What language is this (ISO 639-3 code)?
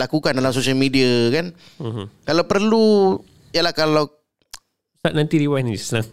msa